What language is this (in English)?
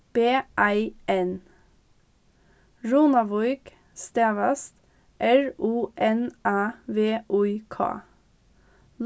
Faroese